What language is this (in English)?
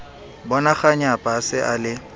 Southern Sotho